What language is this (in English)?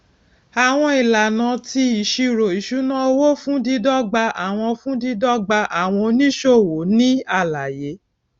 Yoruba